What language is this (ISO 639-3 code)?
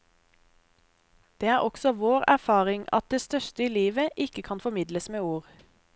nor